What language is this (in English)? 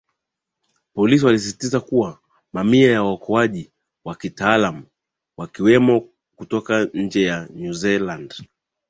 Swahili